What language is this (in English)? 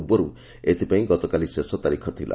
Odia